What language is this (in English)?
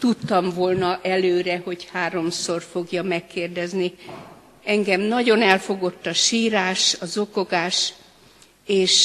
Hungarian